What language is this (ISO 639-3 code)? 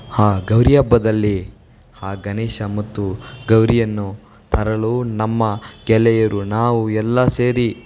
kan